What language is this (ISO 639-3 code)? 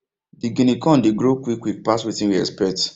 pcm